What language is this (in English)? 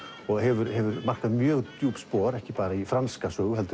Icelandic